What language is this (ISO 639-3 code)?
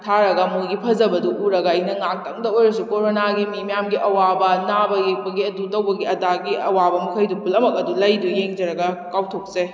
mni